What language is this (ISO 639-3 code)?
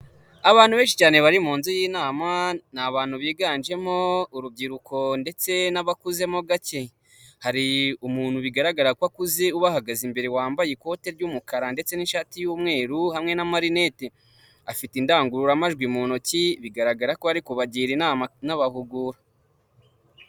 kin